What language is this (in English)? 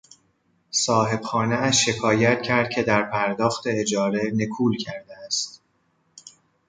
Persian